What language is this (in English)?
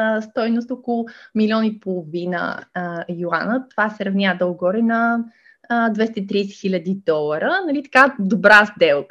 Bulgarian